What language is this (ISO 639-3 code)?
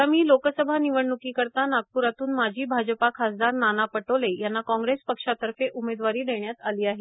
mar